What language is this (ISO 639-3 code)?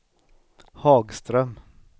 swe